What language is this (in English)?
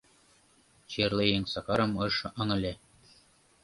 Mari